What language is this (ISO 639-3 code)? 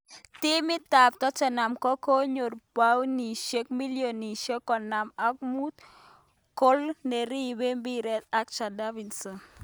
kln